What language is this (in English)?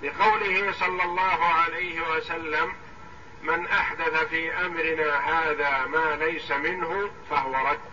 Arabic